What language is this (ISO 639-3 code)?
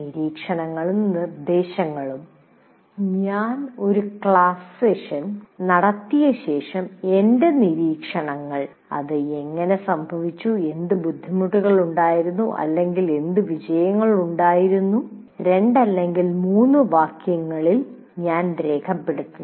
mal